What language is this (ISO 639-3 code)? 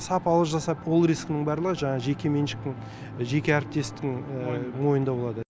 kaz